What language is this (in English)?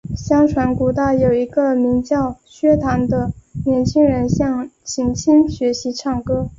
Chinese